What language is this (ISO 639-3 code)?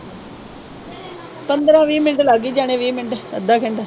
pan